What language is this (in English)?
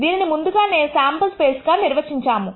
Telugu